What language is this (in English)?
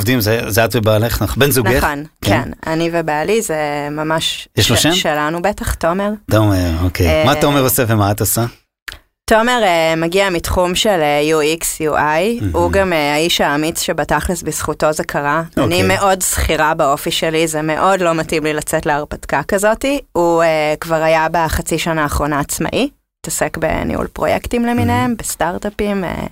Hebrew